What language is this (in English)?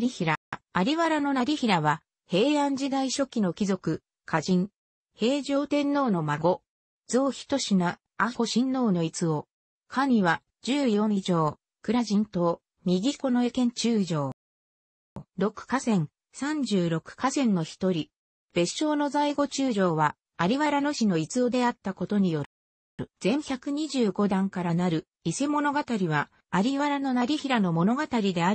Japanese